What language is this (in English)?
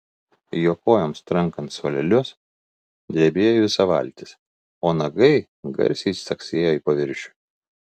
Lithuanian